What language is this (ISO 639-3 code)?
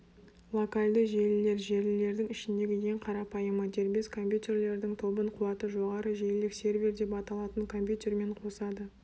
kaz